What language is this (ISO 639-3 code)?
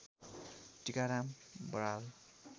nep